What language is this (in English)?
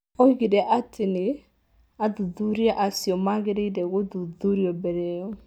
Kikuyu